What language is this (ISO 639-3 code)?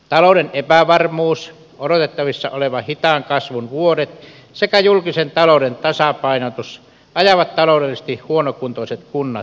fin